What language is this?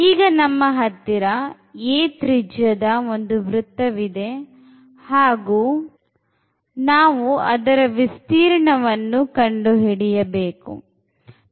Kannada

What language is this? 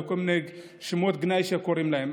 Hebrew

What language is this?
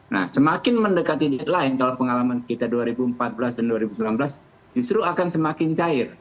Indonesian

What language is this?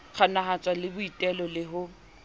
Southern Sotho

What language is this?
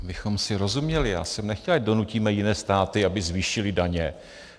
Czech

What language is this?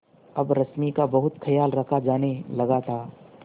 Hindi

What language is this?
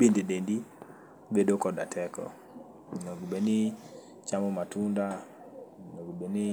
Luo (Kenya and Tanzania)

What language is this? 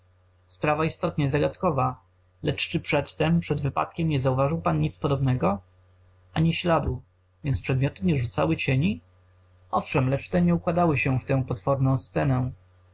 Polish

